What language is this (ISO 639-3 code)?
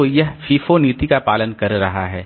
hin